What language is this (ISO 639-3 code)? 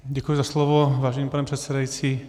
ces